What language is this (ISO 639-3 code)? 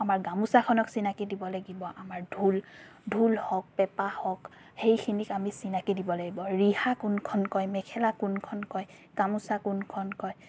asm